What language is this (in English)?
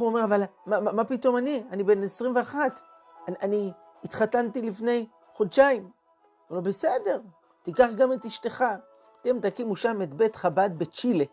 Hebrew